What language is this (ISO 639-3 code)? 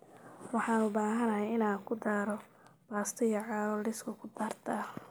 som